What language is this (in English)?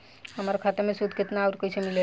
Bhojpuri